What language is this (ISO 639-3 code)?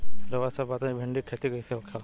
bho